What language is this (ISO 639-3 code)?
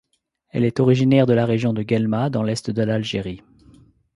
fra